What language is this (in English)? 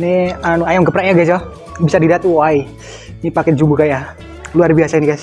Indonesian